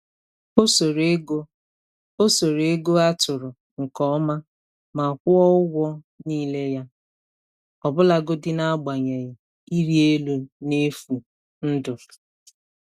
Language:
Igbo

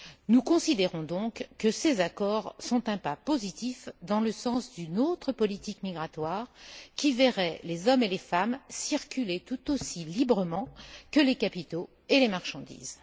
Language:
French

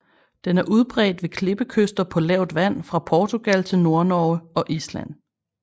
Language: Danish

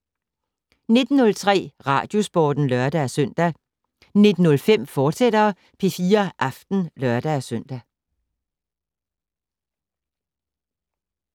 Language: Danish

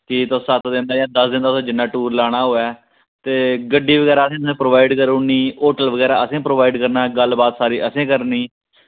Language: Dogri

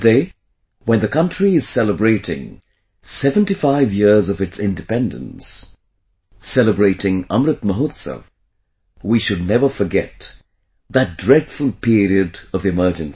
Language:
English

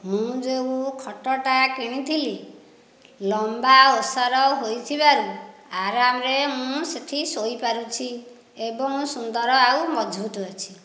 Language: Odia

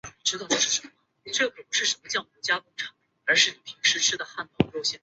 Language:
Chinese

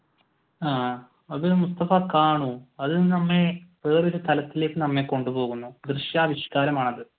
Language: Malayalam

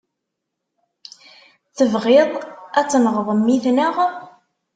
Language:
Kabyle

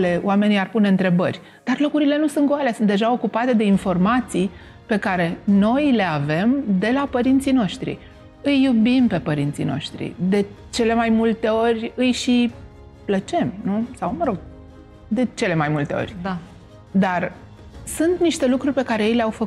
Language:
Romanian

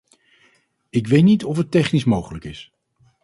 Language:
Dutch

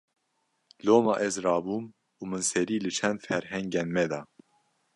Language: Kurdish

